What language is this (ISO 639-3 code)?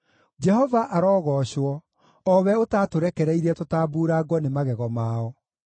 kik